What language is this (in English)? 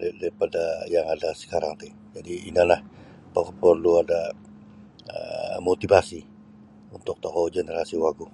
Sabah Bisaya